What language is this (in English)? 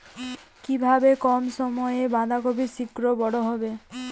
Bangla